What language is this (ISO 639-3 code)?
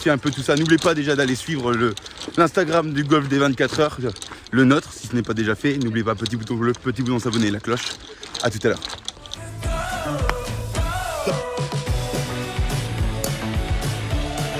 fra